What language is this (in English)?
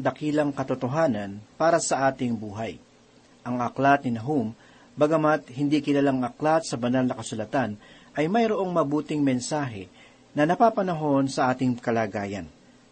Filipino